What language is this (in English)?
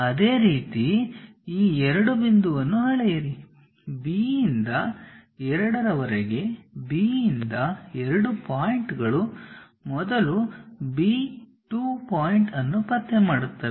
Kannada